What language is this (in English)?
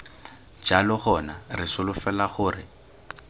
Tswana